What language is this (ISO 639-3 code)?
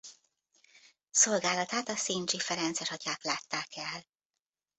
hun